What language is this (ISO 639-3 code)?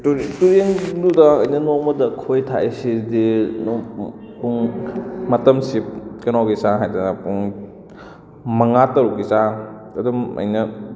mni